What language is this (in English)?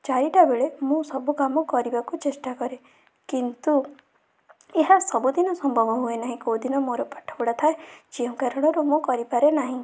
Odia